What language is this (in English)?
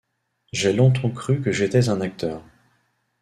French